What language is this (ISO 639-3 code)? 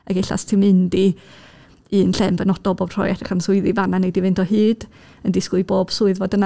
cym